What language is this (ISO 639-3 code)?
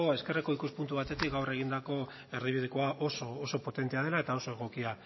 eus